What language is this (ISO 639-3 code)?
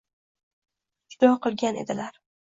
uzb